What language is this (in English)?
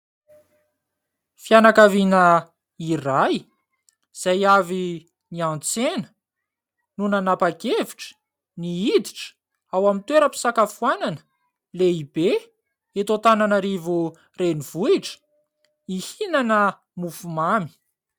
Malagasy